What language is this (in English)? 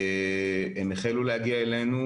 Hebrew